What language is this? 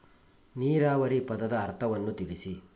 Kannada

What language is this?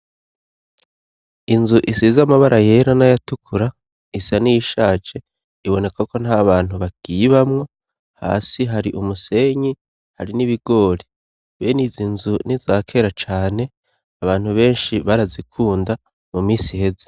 Rundi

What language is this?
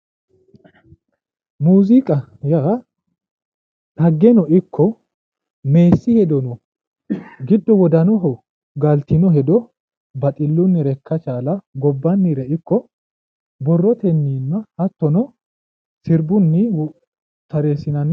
Sidamo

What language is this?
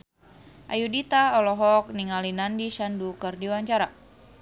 Sundanese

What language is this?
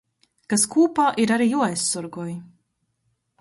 Latgalian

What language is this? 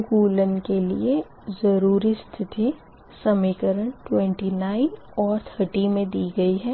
Hindi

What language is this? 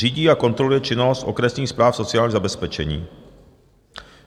Czech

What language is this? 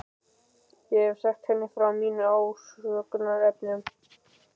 Icelandic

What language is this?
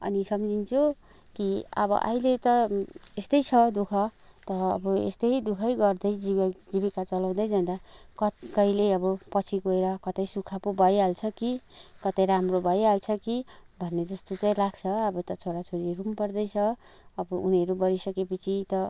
Nepali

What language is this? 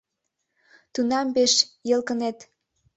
Mari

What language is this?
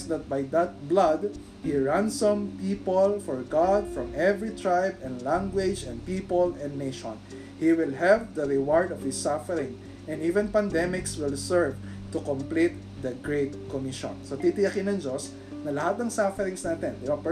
Filipino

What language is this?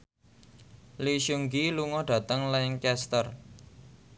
Javanese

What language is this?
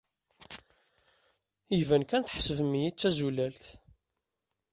Kabyle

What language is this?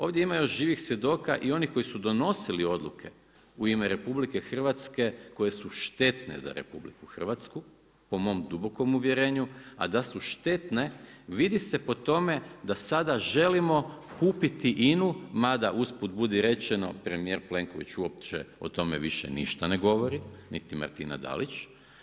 Croatian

